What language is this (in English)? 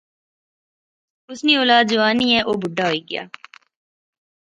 Pahari-Potwari